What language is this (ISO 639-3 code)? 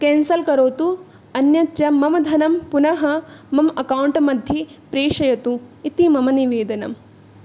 san